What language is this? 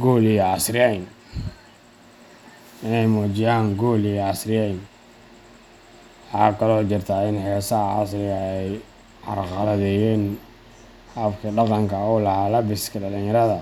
Somali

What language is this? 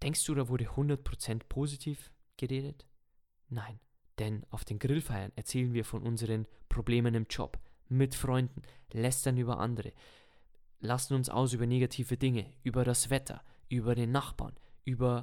German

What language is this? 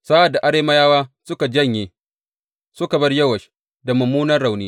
Hausa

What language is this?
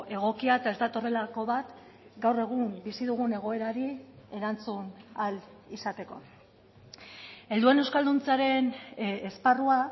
Basque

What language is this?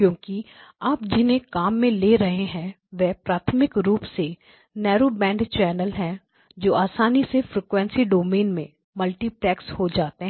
Hindi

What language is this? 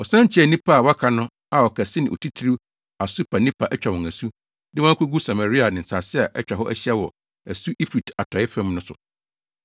Akan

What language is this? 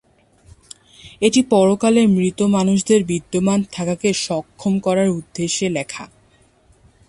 Bangla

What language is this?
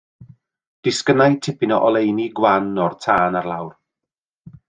Welsh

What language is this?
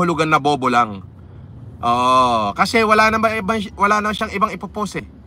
Filipino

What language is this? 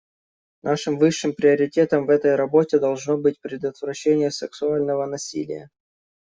Russian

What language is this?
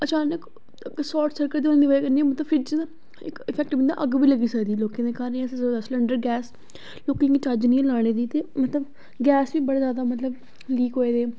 Dogri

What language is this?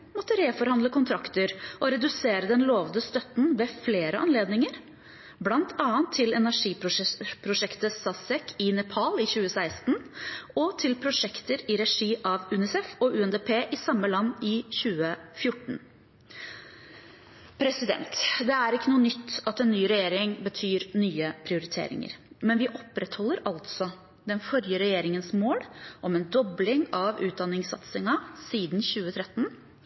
Norwegian Bokmål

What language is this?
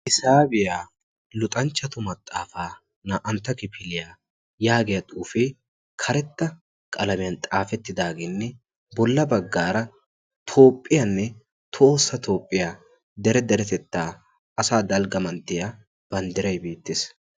Wolaytta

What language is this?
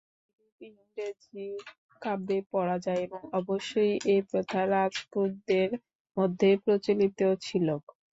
Bangla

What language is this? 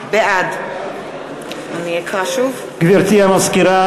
Hebrew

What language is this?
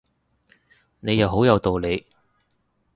Cantonese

